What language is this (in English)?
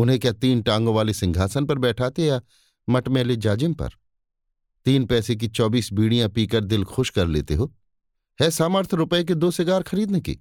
Hindi